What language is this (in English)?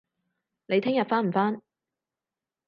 Cantonese